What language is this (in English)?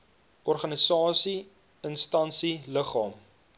Afrikaans